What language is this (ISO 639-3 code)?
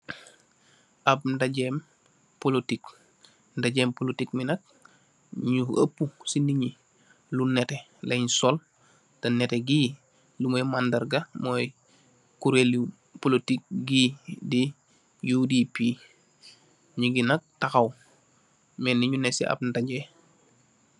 wol